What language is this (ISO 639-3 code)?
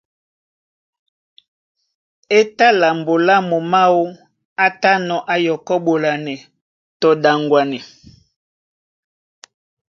dua